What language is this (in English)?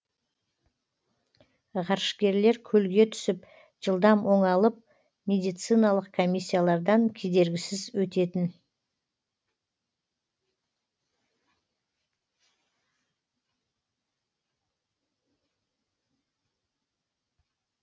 Kazakh